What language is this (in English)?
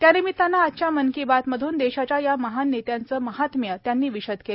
Marathi